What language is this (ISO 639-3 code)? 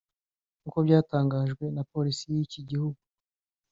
kin